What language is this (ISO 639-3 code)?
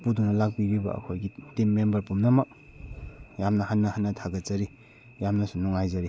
mni